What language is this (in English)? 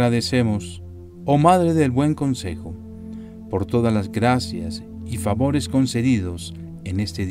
Spanish